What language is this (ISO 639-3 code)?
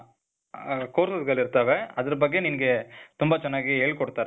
kan